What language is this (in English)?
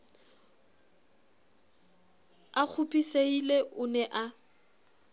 Southern Sotho